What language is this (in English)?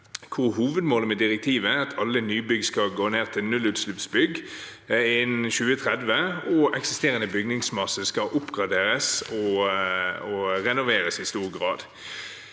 Norwegian